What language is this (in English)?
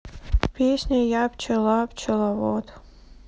Russian